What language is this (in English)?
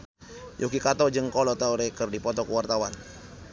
Sundanese